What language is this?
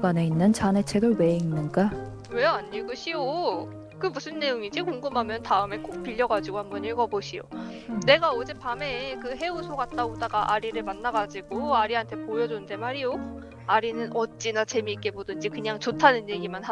Korean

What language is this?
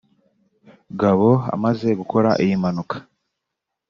Kinyarwanda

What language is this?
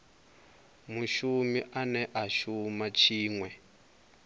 Venda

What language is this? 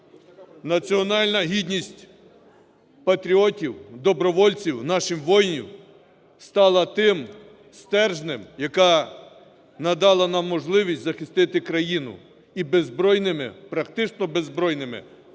Ukrainian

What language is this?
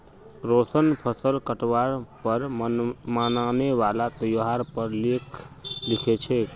Magahi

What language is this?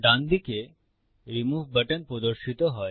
Bangla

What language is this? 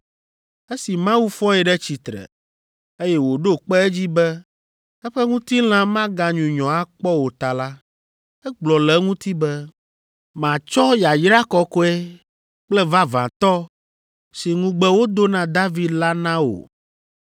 Ewe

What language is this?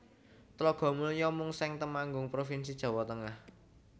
Javanese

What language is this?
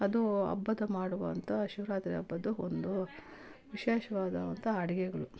Kannada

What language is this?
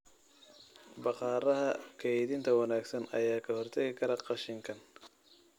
Somali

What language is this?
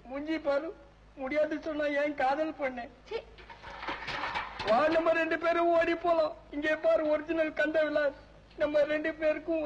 Tamil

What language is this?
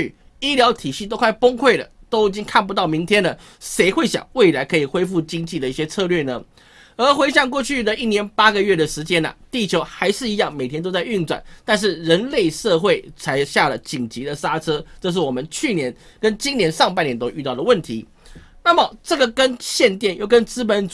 Chinese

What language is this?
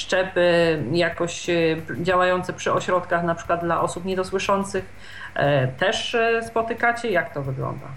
Polish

